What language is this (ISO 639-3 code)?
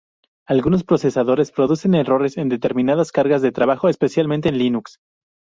spa